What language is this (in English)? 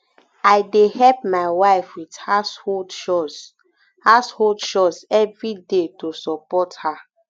Nigerian Pidgin